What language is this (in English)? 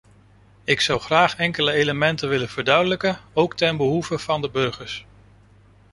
Dutch